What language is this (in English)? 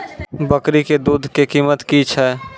Maithili